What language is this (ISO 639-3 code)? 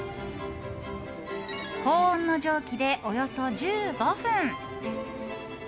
jpn